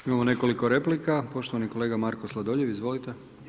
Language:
Croatian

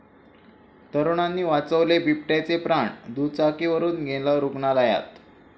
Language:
Marathi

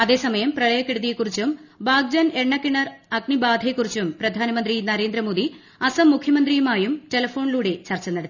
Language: Malayalam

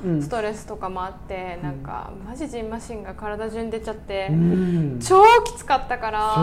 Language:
Japanese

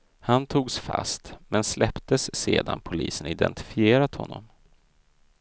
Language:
Swedish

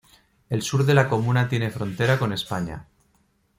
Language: Spanish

